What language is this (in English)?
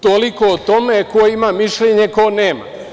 Serbian